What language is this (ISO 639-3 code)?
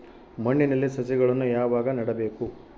kan